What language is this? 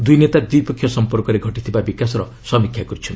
Odia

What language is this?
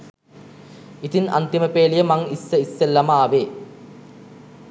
Sinhala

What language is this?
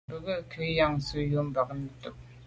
Medumba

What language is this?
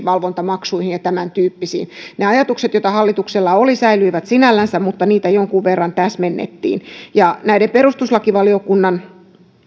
Finnish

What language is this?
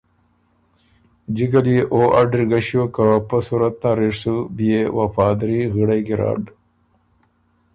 Ormuri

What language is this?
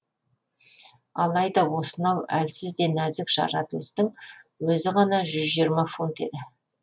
Kazakh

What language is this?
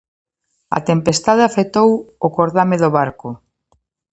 Galician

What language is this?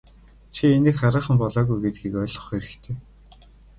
Mongolian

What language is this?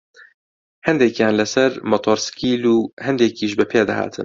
Central Kurdish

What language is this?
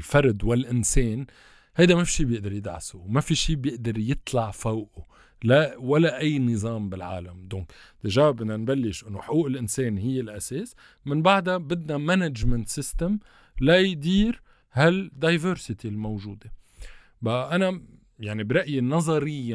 Arabic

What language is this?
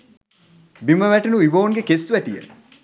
Sinhala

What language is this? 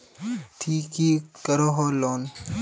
Magahi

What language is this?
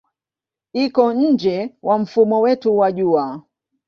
Swahili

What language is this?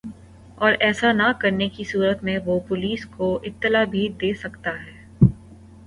Urdu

